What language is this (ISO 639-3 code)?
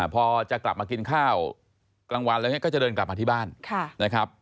tha